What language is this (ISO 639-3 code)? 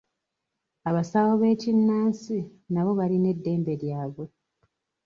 lug